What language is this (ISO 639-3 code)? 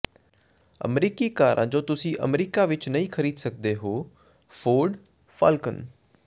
pan